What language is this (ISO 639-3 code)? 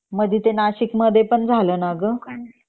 mar